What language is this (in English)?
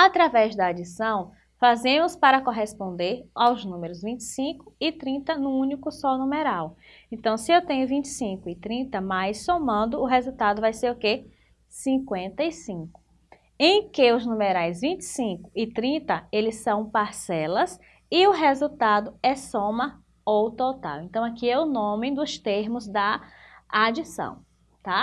Portuguese